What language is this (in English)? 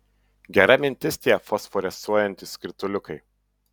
Lithuanian